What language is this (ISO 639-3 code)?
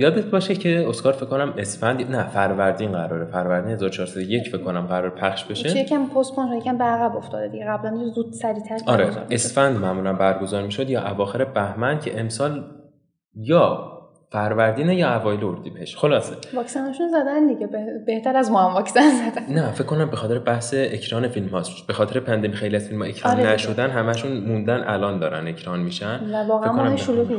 fas